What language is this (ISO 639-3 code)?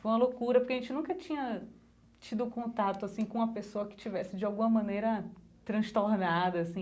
por